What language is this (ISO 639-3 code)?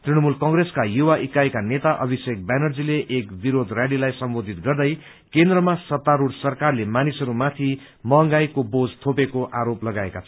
nep